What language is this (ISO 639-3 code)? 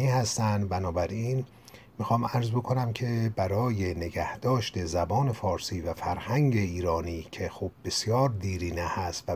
fas